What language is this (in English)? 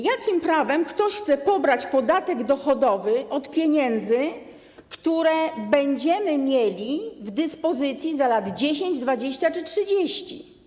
Polish